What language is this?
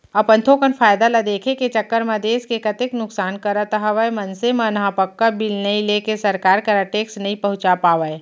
Chhattisgarhi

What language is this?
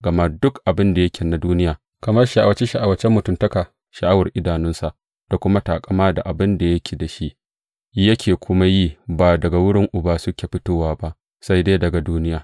Hausa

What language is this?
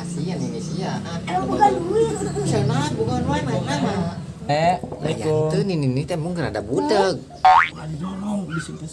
Indonesian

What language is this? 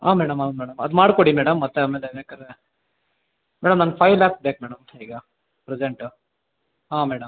Kannada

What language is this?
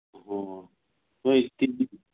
Manipuri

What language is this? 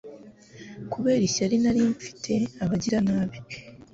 Kinyarwanda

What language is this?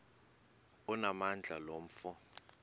Xhosa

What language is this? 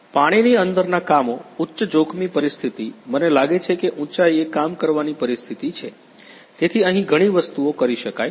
Gujarati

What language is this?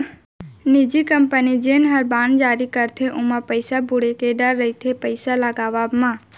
Chhattisgarhi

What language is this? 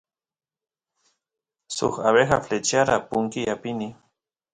Santiago del Estero Quichua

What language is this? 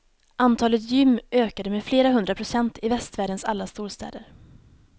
Swedish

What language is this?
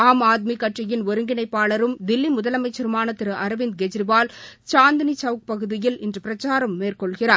Tamil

